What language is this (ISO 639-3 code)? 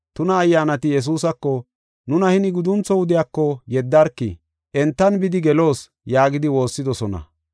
gof